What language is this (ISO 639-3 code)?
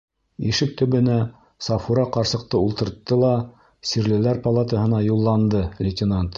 bak